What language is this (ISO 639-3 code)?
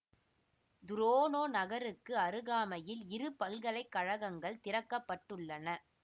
tam